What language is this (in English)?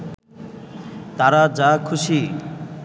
Bangla